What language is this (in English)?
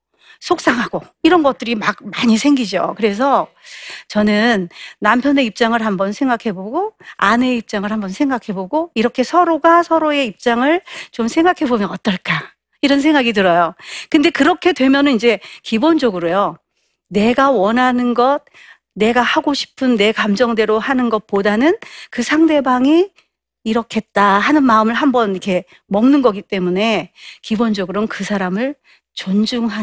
Korean